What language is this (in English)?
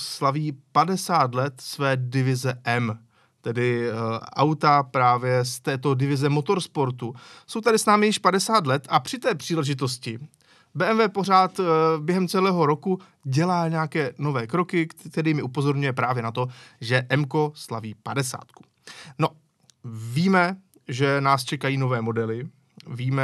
Czech